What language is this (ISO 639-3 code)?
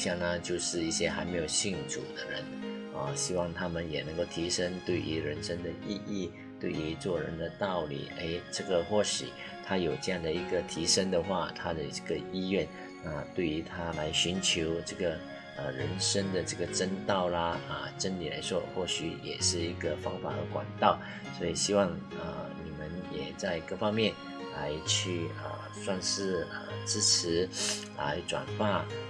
zho